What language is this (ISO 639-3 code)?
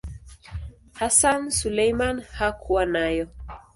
swa